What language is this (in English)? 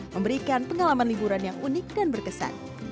Indonesian